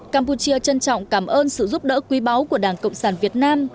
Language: Vietnamese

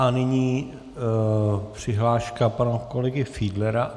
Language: Czech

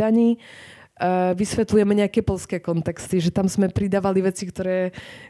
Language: Slovak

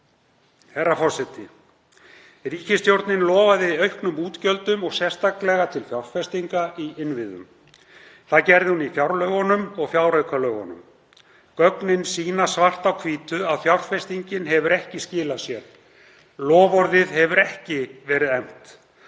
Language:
Icelandic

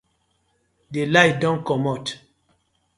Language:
Nigerian Pidgin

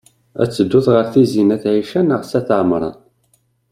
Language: Kabyle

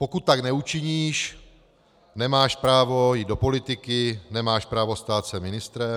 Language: Czech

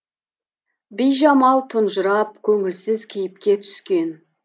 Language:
Kazakh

